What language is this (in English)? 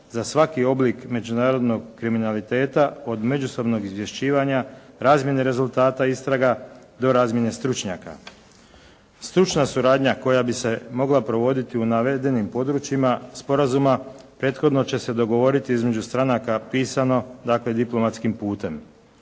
Croatian